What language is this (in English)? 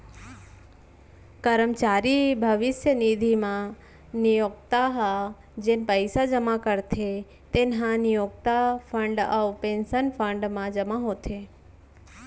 Chhattisgarhi